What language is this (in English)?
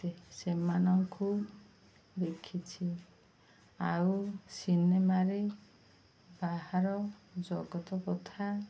Odia